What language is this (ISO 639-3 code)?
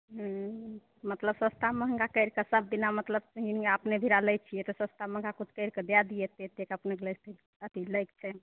mai